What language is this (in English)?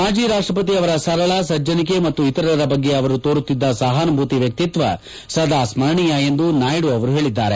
Kannada